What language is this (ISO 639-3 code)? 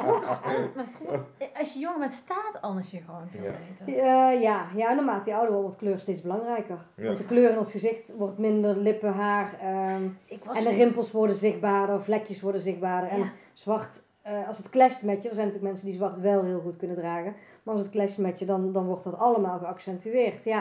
nld